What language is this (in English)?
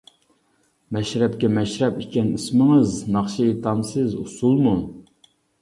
Uyghur